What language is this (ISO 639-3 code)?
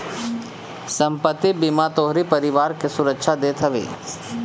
bho